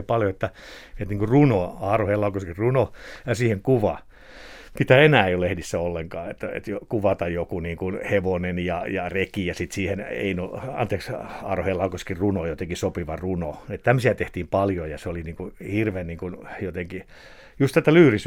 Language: Finnish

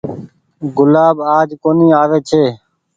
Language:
Goaria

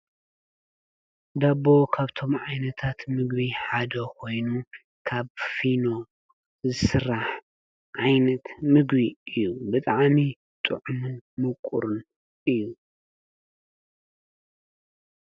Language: Tigrinya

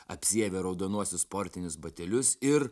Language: Lithuanian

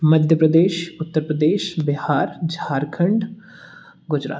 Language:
Hindi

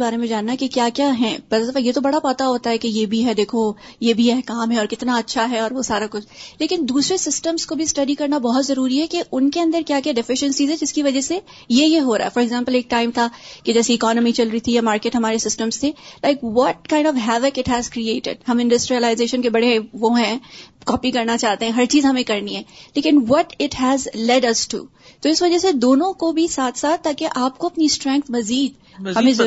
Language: Urdu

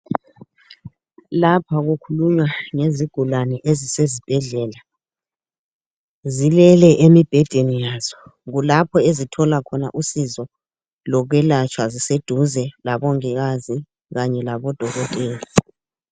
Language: North Ndebele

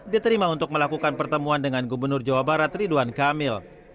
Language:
Indonesian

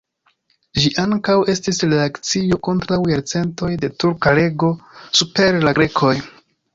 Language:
Esperanto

